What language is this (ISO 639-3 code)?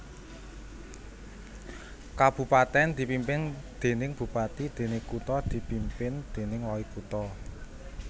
jav